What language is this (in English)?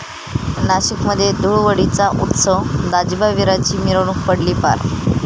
Marathi